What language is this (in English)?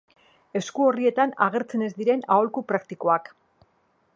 Basque